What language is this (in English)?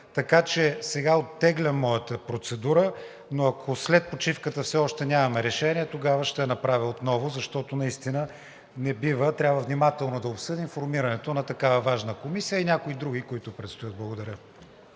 Bulgarian